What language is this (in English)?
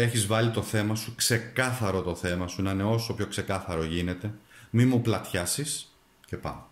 Greek